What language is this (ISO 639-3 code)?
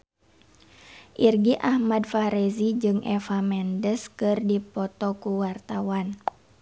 sun